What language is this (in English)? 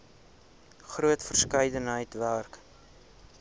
Afrikaans